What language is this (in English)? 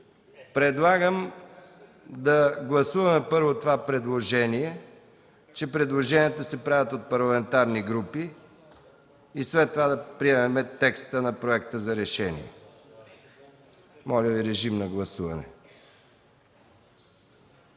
Bulgarian